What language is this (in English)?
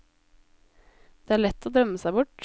Norwegian